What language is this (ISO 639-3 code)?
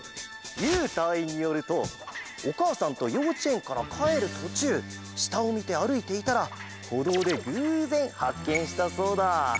jpn